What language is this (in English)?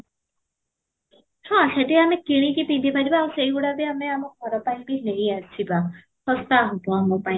Odia